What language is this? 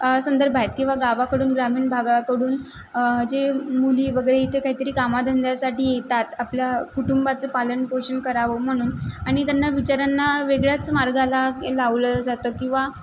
Marathi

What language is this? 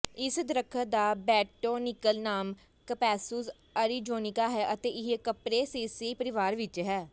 Punjabi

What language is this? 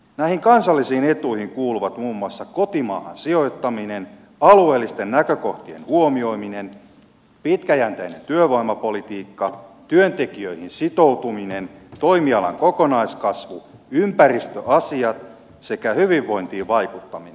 Finnish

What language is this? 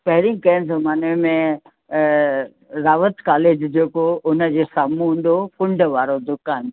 Sindhi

